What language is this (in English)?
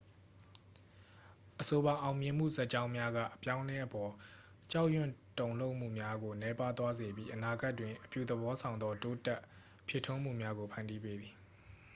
Burmese